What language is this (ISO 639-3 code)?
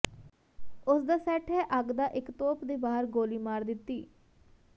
pan